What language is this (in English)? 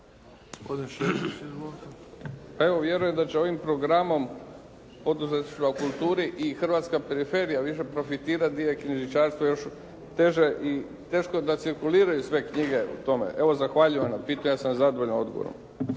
Croatian